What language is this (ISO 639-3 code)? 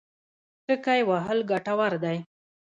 pus